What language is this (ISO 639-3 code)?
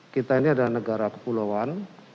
ind